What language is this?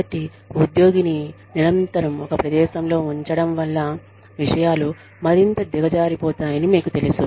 Telugu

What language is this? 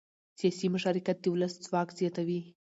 Pashto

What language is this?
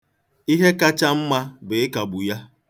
Igbo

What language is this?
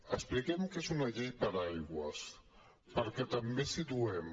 Catalan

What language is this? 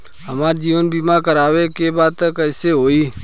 Bhojpuri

